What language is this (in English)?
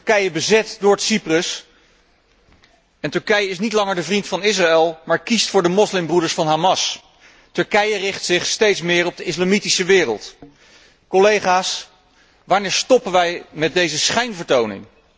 Dutch